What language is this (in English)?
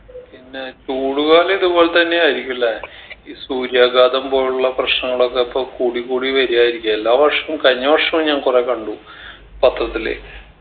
Malayalam